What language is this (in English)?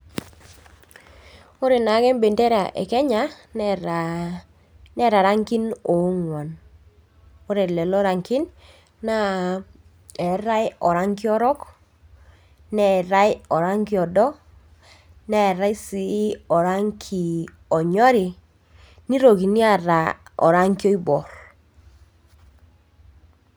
Masai